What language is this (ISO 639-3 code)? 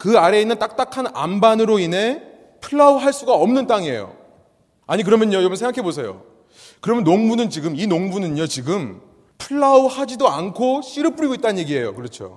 kor